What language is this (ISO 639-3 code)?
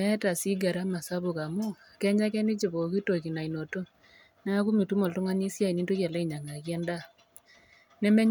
mas